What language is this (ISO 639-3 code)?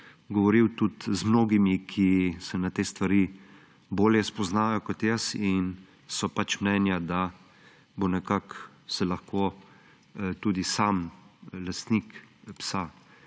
slv